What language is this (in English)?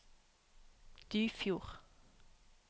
Norwegian